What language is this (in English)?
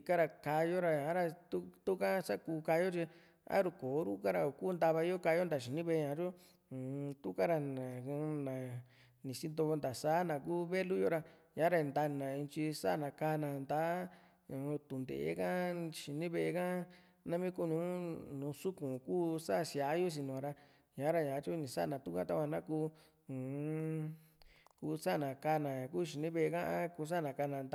Juxtlahuaca Mixtec